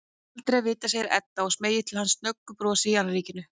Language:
Icelandic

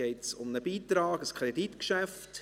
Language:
Swiss German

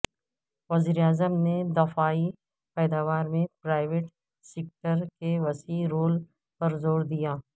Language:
Urdu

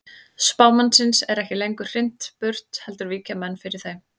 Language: Icelandic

